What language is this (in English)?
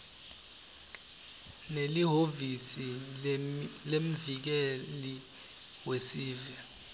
Swati